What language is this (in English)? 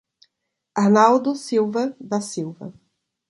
Portuguese